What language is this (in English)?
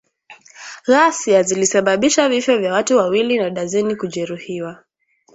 Swahili